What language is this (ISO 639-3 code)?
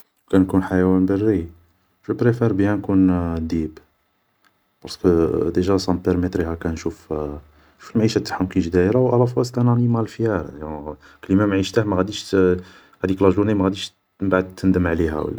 arq